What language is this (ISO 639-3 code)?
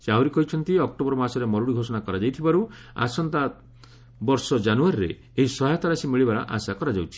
ori